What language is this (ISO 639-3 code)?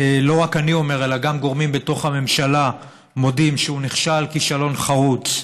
heb